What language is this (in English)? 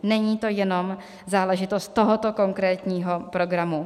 Czech